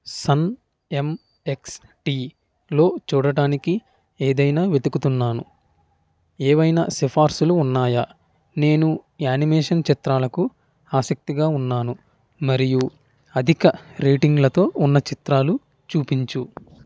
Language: Telugu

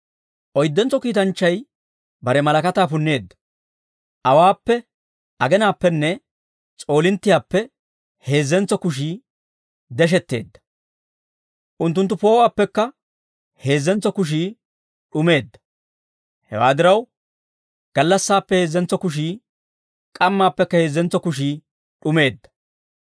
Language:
Dawro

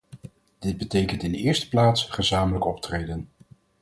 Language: Dutch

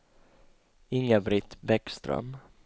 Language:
Swedish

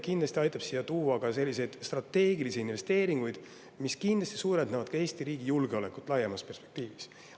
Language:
Estonian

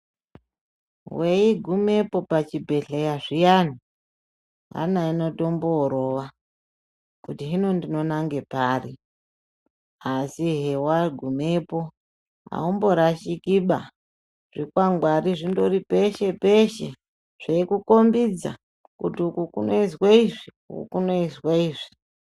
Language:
Ndau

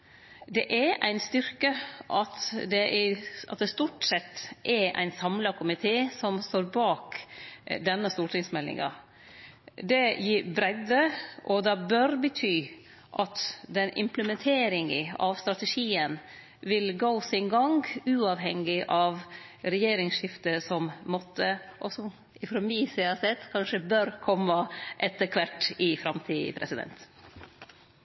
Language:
Norwegian Nynorsk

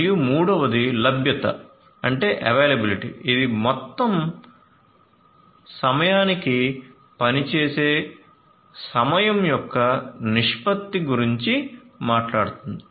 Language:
Telugu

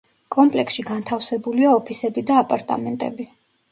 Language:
Georgian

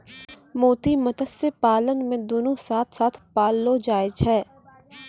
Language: Maithili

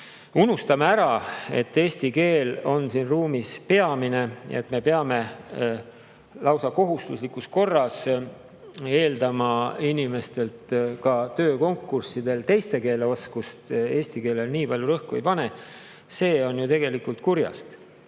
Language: Estonian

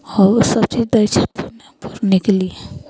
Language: Maithili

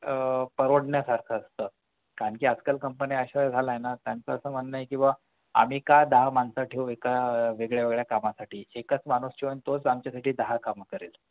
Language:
Marathi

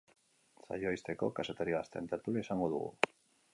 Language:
Basque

